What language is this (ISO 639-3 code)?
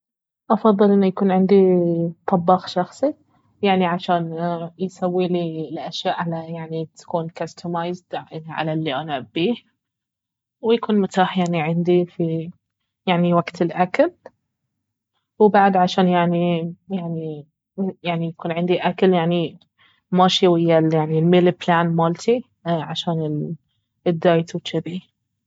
abv